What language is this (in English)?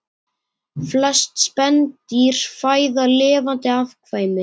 Icelandic